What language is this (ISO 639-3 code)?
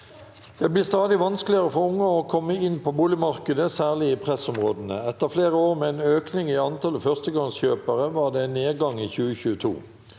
nor